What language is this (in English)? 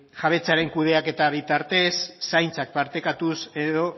Basque